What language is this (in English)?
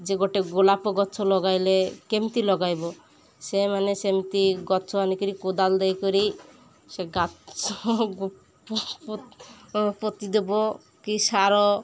Odia